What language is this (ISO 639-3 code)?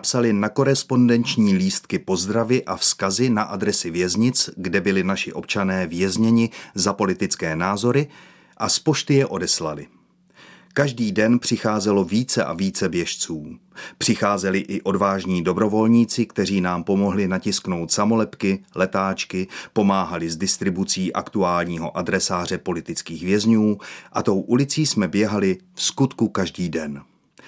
ces